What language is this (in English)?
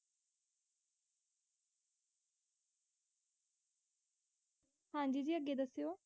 Punjabi